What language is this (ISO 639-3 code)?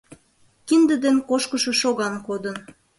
chm